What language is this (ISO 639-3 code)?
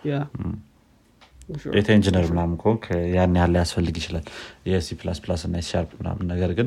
amh